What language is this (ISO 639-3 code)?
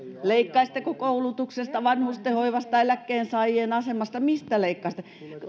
fin